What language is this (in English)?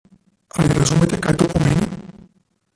Slovenian